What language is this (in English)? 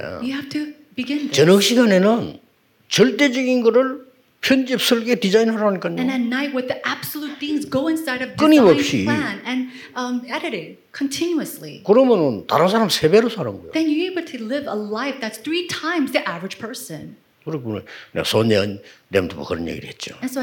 Korean